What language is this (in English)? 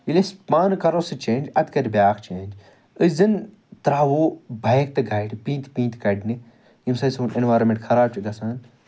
Kashmiri